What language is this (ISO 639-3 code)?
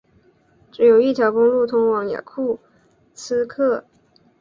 zho